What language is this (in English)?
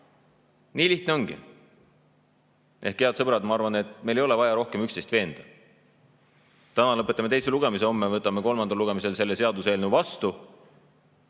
Estonian